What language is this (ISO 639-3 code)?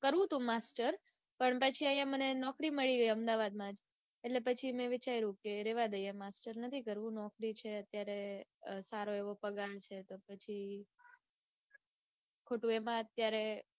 guj